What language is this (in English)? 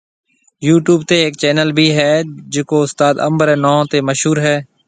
Marwari (Pakistan)